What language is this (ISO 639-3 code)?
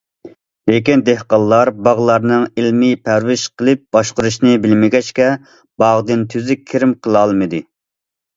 uig